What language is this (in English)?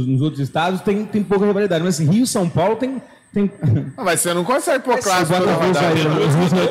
Portuguese